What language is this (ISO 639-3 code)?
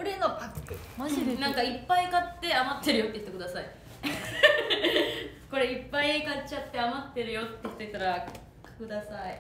jpn